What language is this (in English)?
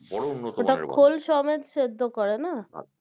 Bangla